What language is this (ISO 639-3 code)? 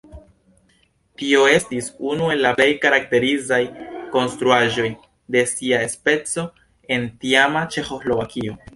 epo